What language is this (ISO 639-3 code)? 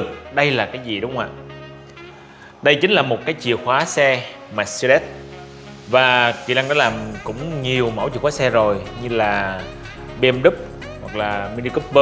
vie